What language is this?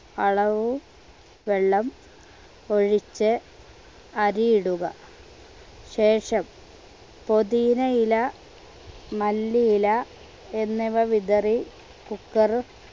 Malayalam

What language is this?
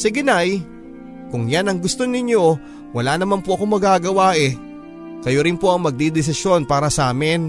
Filipino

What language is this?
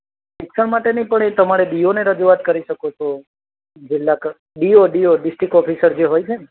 Gujarati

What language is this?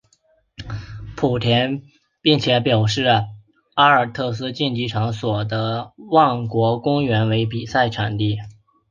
Chinese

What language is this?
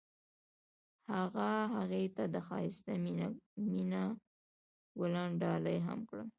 Pashto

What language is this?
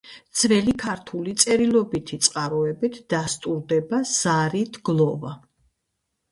Georgian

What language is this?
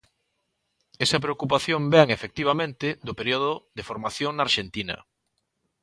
Galician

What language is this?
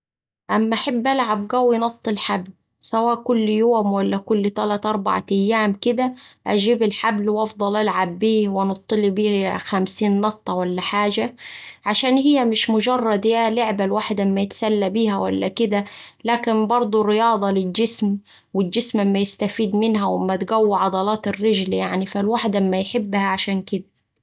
Saidi Arabic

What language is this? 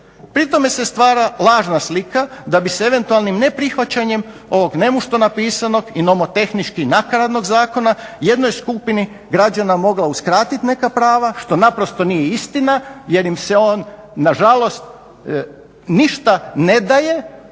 Croatian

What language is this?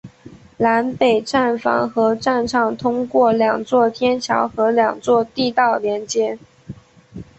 Chinese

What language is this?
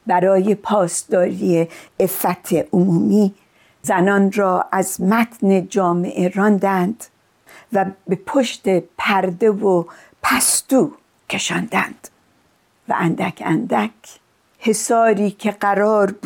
Persian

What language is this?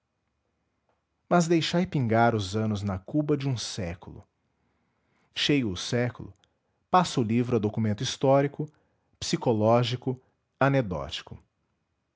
Portuguese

